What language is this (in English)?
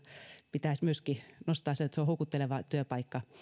Finnish